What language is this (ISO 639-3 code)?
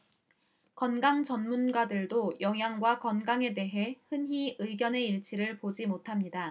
kor